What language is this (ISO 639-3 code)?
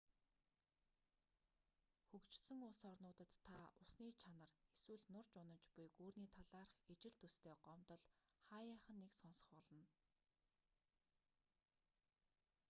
mon